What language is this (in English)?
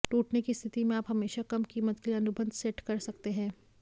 Hindi